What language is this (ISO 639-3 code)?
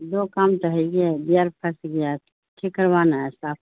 urd